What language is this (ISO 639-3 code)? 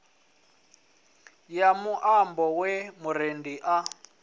ven